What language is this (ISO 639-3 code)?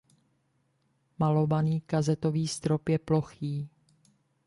ces